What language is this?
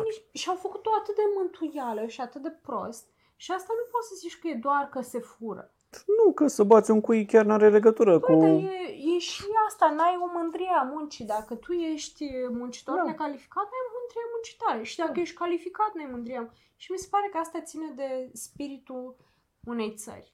Romanian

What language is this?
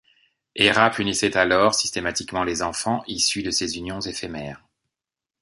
French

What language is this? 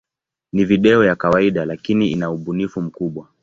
Swahili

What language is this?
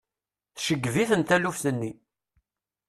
Kabyle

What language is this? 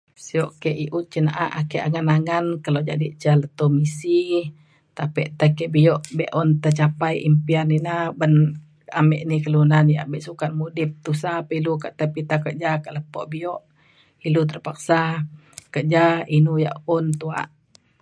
Mainstream Kenyah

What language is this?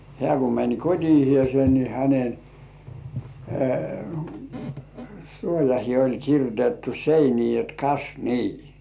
Finnish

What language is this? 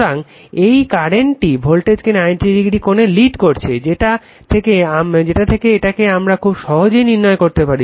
Bangla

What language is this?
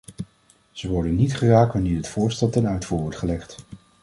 Dutch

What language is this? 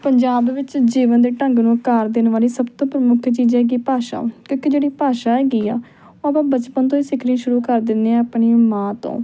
Punjabi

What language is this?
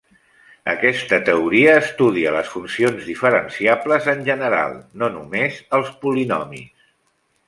Catalan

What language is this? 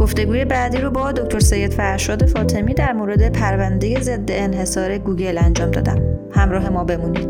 Persian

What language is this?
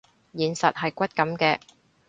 Cantonese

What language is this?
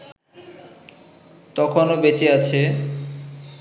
Bangla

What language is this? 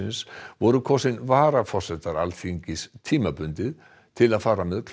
Icelandic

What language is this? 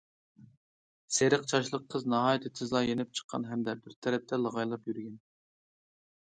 Uyghur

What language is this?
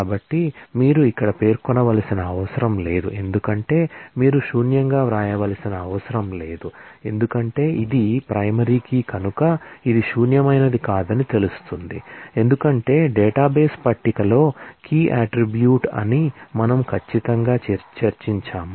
Telugu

